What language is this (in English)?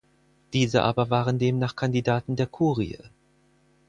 German